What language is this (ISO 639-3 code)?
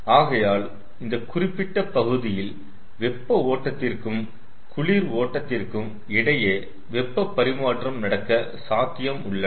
tam